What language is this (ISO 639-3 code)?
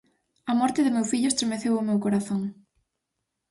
glg